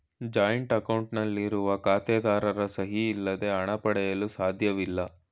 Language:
Kannada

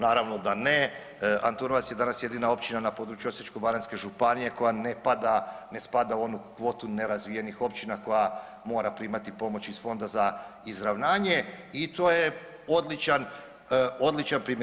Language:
Croatian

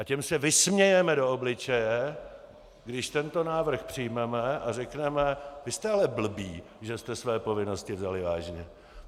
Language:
Czech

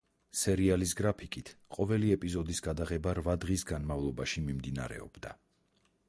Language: Georgian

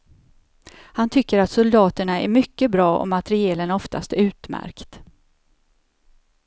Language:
Swedish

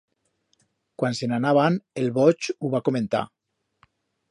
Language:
Aragonese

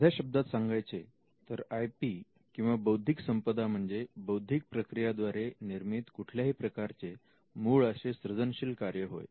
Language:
Marathi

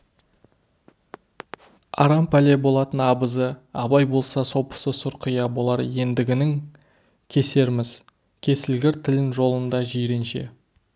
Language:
Kazakh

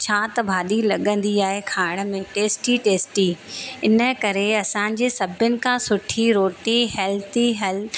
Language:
Sindhi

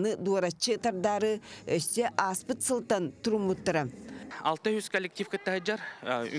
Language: Turkish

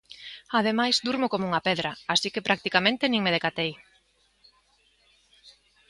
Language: Galician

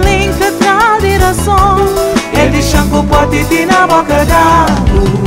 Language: Romanian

